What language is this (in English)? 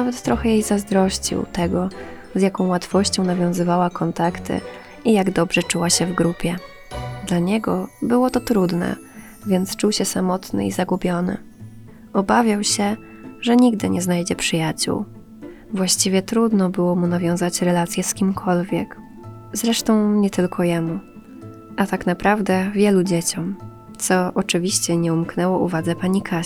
Polish